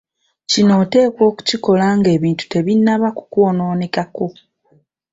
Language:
Ganda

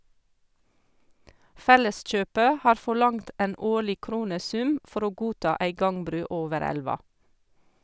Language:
Norwegian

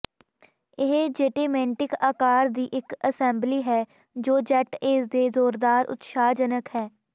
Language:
Punjabi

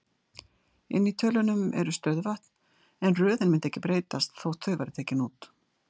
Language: Icelandic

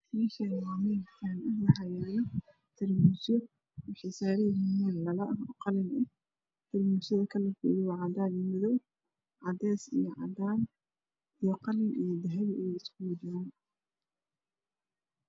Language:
Somali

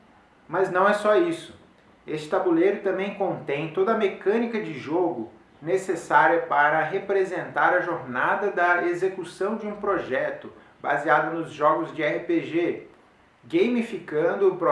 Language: Portuguese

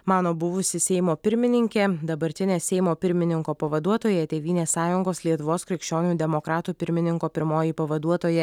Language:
Lithuanian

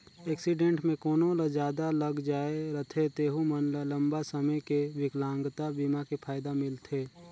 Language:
Chhattisgarhi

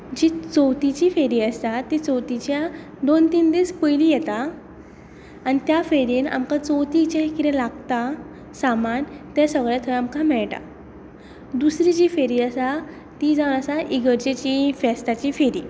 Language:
Konkani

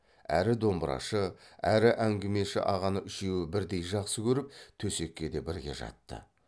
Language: Kazakh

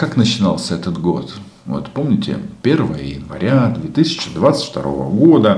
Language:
Russian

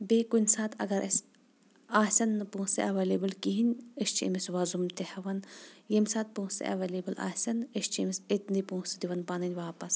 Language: Kashmiri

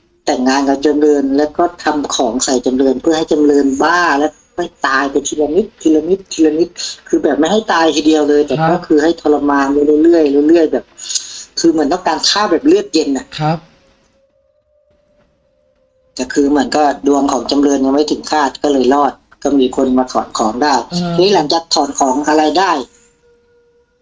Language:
Thai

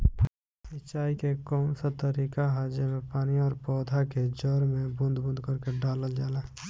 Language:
Bhojpuri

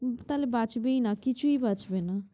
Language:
Bangla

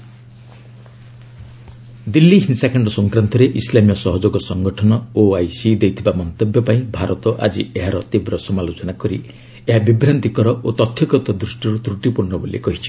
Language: Odia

